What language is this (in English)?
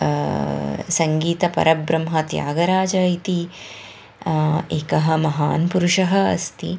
Sanskrit